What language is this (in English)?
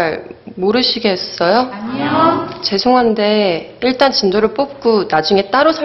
Korean